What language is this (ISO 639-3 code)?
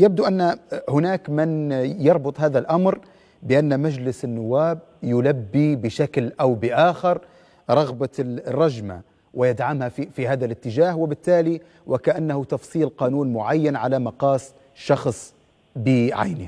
ara